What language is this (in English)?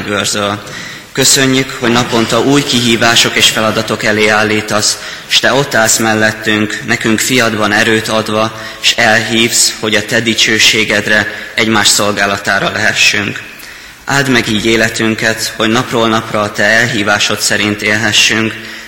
Hungarian